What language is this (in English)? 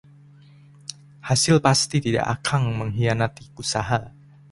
Indonesian